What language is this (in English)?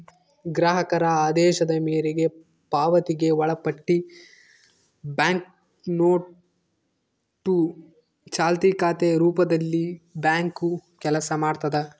Kannada